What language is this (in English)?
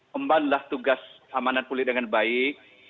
Indonesian